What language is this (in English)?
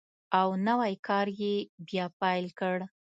Pashto